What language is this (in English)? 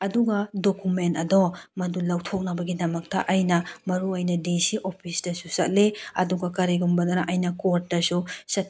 Manipuri